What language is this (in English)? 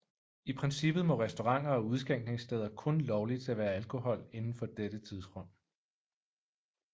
Danish